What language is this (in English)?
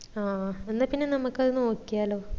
Malayalam